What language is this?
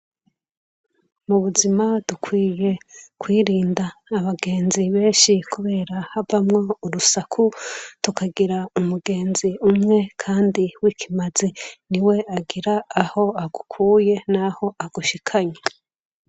Rundi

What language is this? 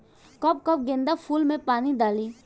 Bhojpuri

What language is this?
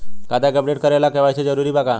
Bhojpuri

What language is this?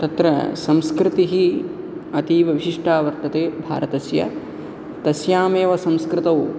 Sanskrit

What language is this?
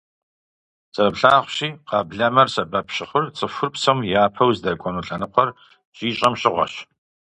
Kabardian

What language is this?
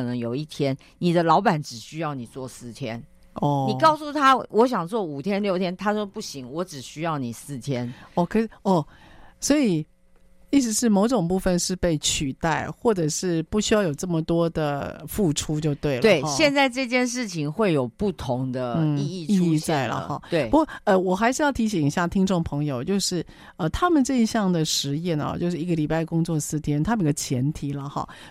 Chinese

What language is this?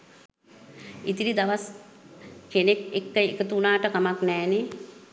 Sinhala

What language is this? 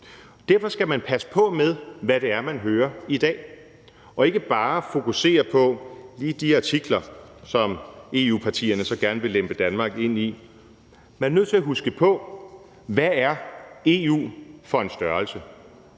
Danish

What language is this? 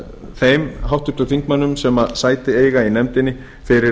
Icelandic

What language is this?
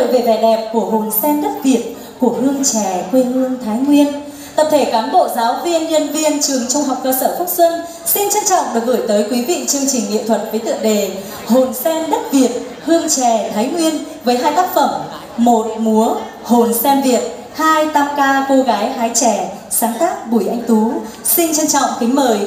Vietnamese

